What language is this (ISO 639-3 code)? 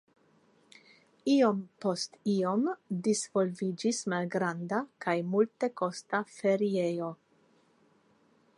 epo